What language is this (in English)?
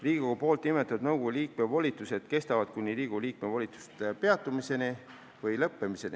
Estonian